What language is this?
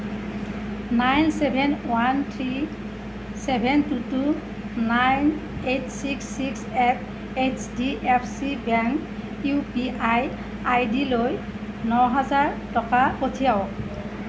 Assamese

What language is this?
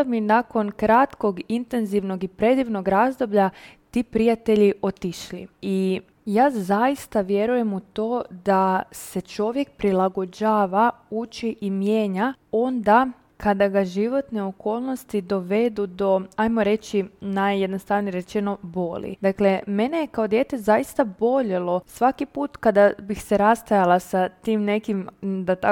Croatian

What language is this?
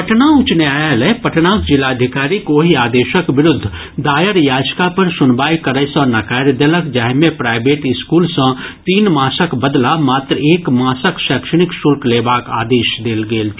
Maithili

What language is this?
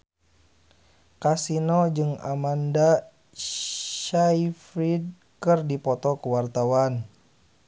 Sundanese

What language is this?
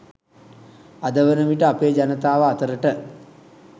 Sinhala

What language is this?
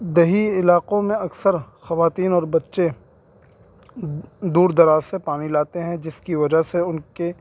Urdu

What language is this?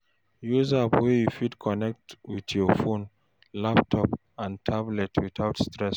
Nigerian Pidgin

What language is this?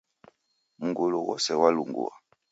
Taita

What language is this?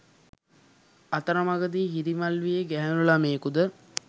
Sinhala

